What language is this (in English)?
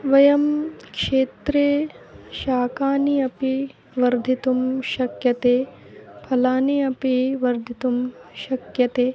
Sanskrit